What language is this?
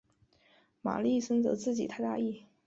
Chinese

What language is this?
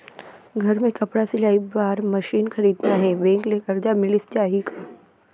Chhattisgarhi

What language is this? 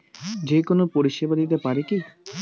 Bangla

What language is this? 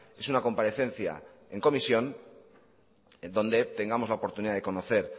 Spanish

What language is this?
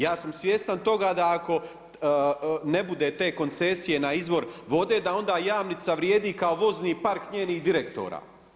Croatian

